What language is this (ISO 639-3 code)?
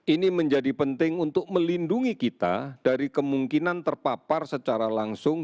ind